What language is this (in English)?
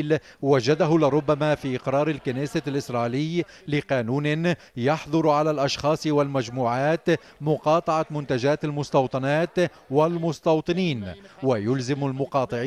Arabic